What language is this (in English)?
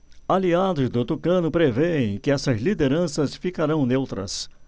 Portuguese